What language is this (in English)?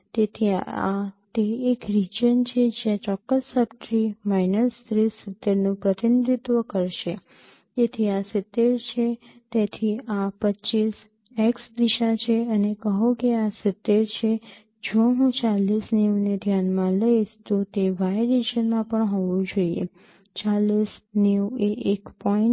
Gujarati